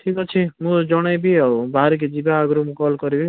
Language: Odia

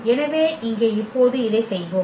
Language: Tamil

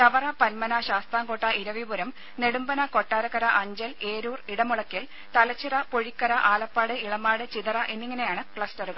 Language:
Malayalam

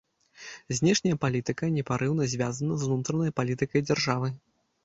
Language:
Belarusian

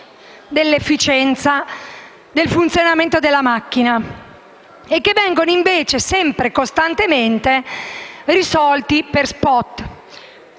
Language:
Italian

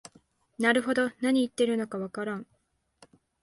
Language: Japanese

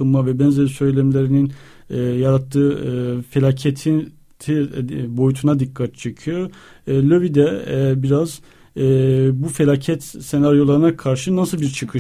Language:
Turkish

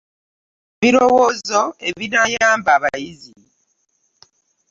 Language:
Ganda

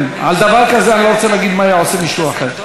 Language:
Hebrew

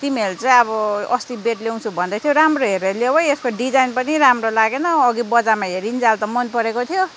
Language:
Nepali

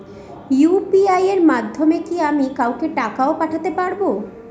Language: Bangla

